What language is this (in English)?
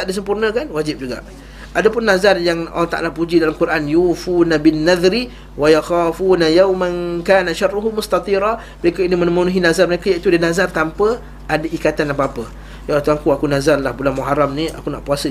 Malay